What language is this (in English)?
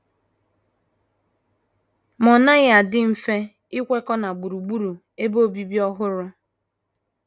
Igbo